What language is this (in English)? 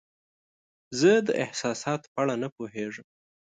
Pashto